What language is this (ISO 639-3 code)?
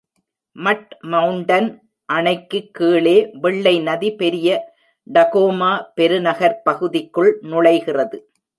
tam